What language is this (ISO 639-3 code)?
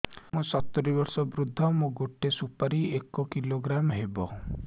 ori